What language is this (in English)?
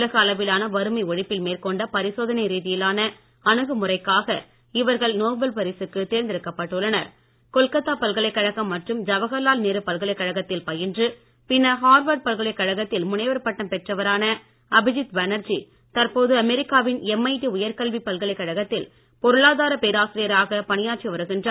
Tamil